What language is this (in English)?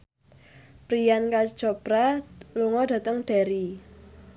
Javanese